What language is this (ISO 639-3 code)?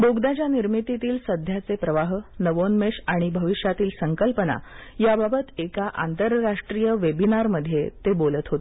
mar